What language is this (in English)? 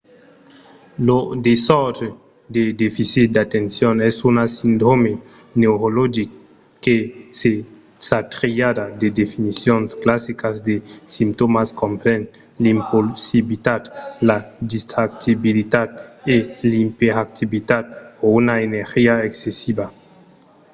Occitan